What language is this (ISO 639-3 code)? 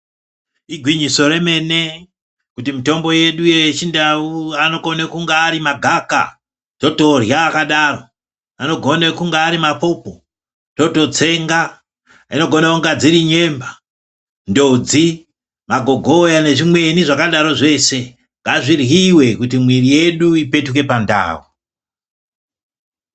ndc